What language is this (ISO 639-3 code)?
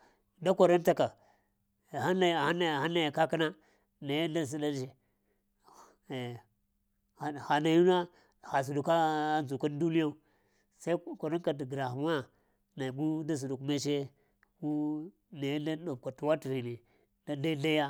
hia